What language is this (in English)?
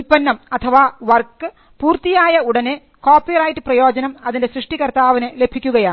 Malayalam